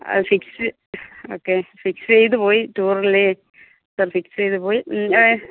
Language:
Malayalam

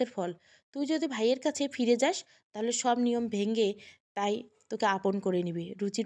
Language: Bangla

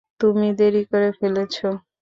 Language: Bangla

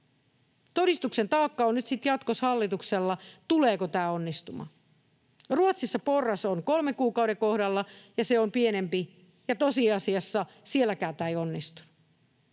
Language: Finnish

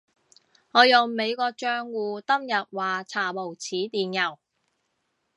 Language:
Cantonese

